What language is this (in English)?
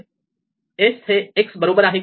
Marathi